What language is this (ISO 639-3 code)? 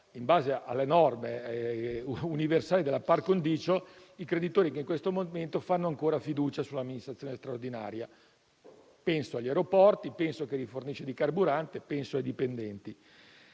ita